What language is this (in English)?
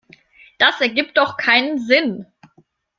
German